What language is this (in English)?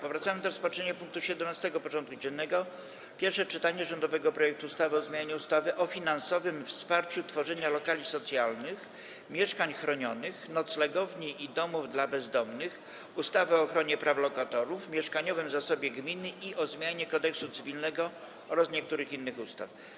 Polish